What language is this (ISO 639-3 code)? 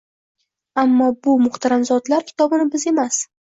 uzb